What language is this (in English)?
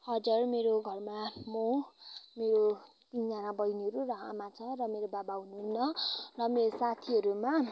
Nepali